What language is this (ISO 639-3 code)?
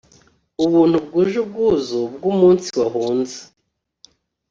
kin